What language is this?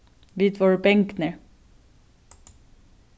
Faroese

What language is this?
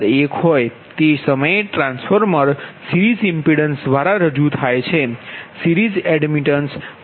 Gujarati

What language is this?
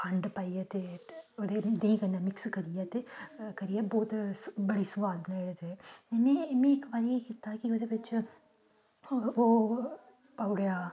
Dogri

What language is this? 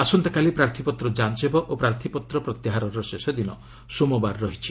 Odia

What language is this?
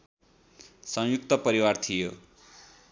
Nepali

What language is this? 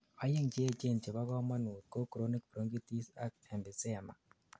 Kalenjin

